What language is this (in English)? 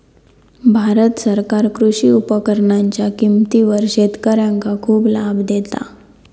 Marathi